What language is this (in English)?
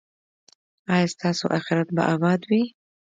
Pashto